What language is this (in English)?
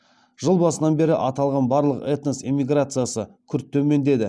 Kazakh